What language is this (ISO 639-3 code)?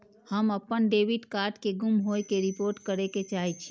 mai